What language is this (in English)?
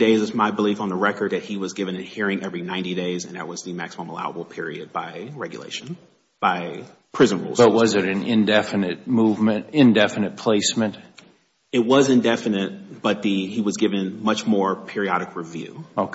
English